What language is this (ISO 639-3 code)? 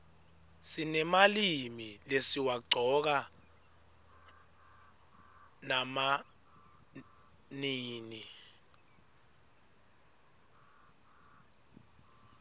ssw